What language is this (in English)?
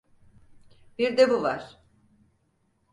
Turkish